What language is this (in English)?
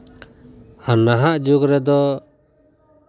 Santali